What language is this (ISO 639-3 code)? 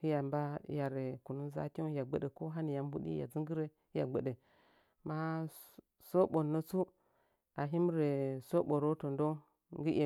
nja